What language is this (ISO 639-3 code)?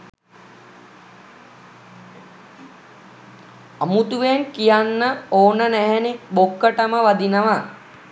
sin